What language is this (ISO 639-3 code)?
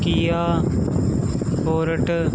pan